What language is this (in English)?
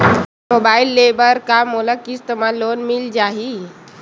Chhattisgarhi